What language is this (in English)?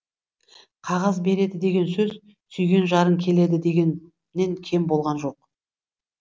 Kazakh